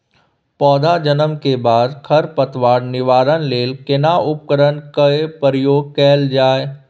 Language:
Maithili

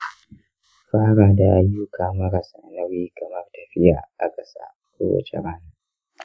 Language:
Hausa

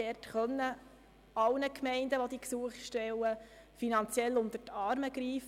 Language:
Swiss German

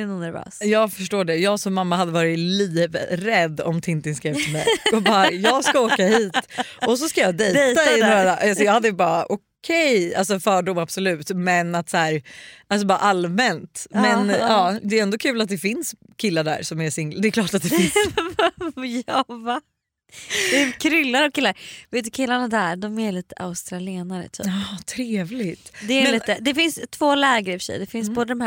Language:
Swedish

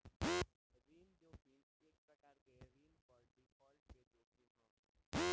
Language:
Bhojpuri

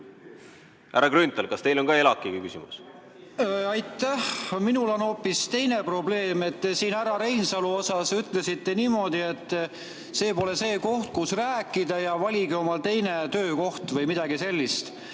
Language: Estonian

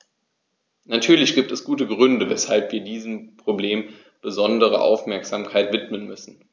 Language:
German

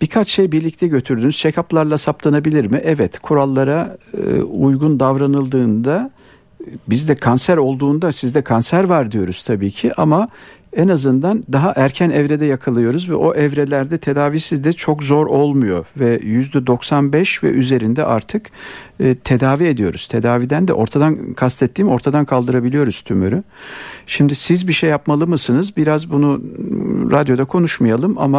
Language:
Turkish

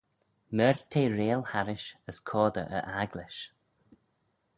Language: Manx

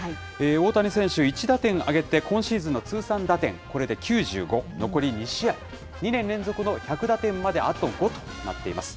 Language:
Japanese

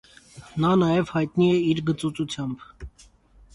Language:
Armenian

